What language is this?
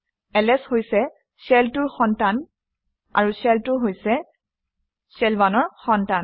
Assamese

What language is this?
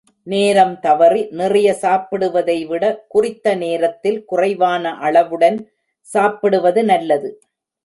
Tamil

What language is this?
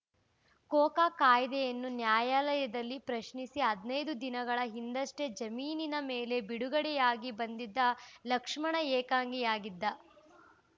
Kannada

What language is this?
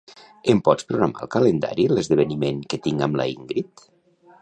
Catalan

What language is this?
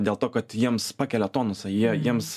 Lithuanian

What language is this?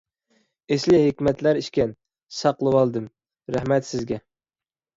Uyghur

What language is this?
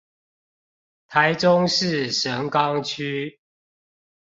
Chinese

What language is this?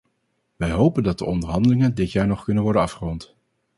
Dutch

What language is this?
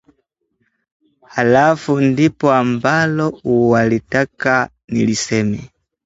Swahili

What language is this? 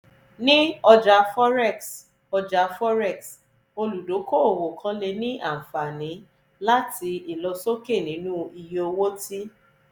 Yoruba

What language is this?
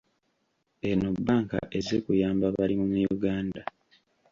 Ganda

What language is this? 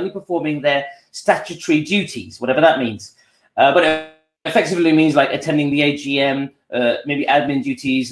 English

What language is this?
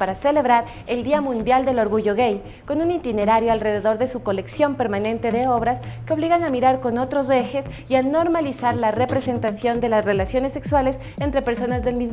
Spanish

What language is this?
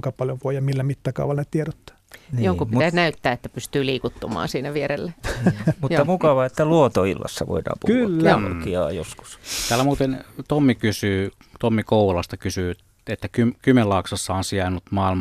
Finnish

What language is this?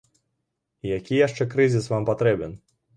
Belarusian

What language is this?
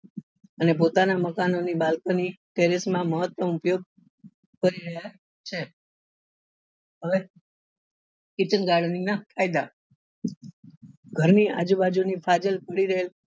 Gujarati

